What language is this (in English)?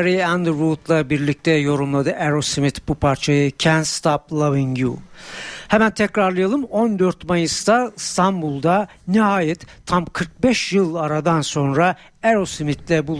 Turkish